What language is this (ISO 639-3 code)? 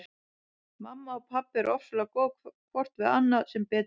isl